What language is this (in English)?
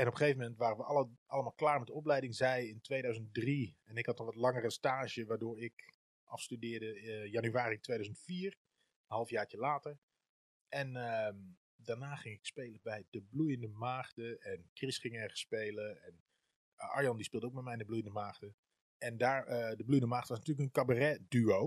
Dutch